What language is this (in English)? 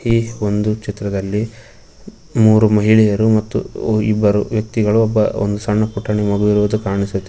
Kannada